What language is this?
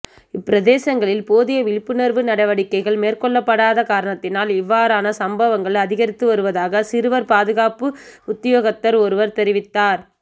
Tamil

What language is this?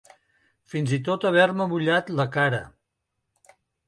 Catalan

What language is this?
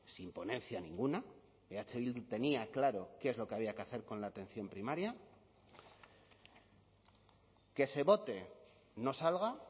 Spanish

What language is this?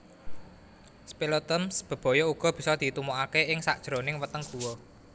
Javanese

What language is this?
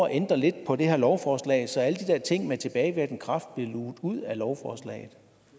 Danish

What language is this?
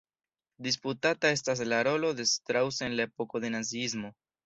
Esperanto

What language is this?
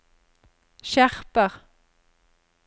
Norwegian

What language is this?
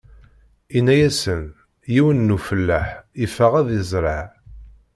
Kabyle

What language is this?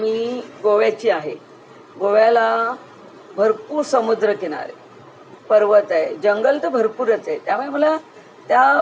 Marathi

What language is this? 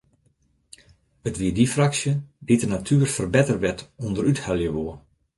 Western Frisian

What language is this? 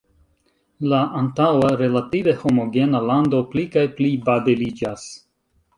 Esperanto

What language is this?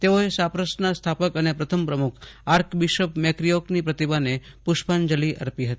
Gujarati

